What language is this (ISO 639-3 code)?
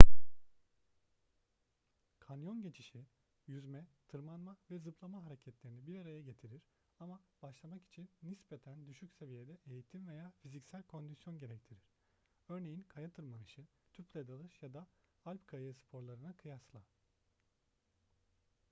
tur